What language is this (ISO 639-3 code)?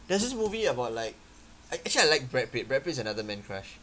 eng